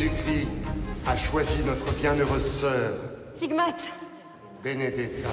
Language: French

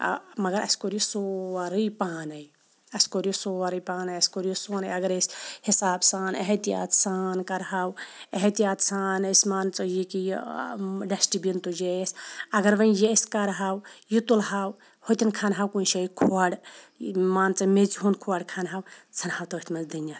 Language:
Kashmiri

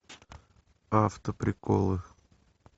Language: Russian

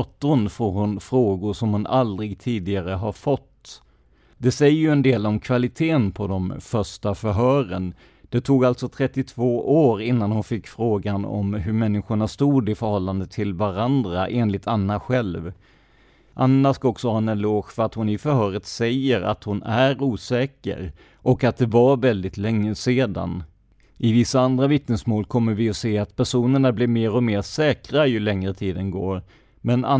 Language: Swedish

